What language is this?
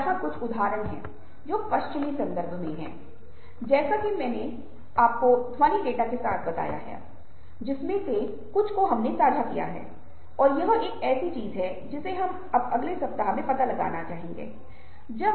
Hindi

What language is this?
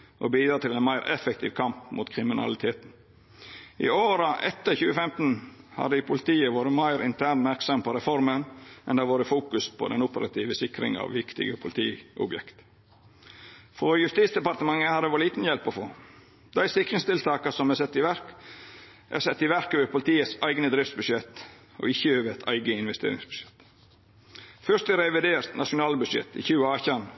Norwegian Nynorsk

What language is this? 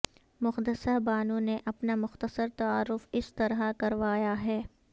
Urdu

